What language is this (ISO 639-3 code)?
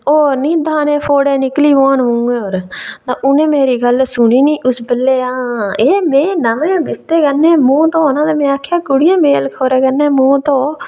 doi